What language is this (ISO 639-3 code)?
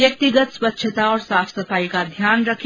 hin